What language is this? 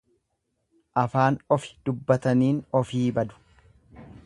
Oromo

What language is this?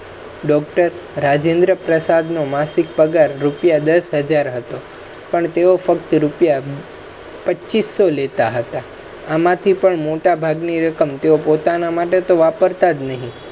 Gujarati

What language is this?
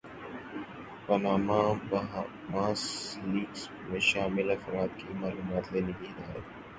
Urdu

